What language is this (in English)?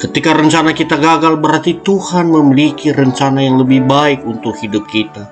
Indonesian